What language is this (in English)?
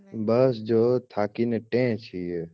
Gujarati